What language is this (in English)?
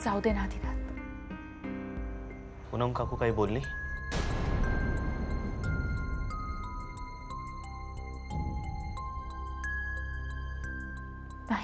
Hindi